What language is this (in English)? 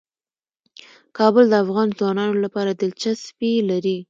Pashto